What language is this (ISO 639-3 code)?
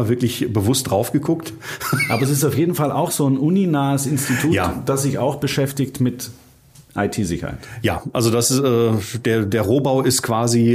deu